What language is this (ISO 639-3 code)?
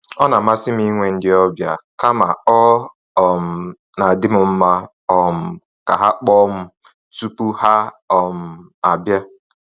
ibo